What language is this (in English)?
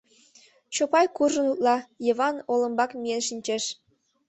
Mari